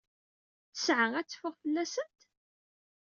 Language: Kabyle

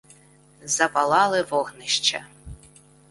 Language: Ukrainian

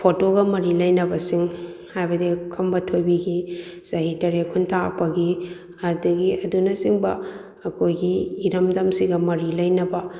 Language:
Manipuri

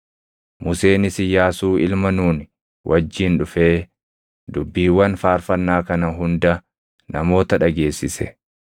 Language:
Oromo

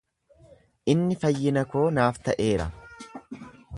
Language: Oromo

